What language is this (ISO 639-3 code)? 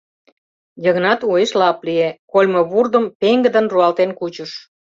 chm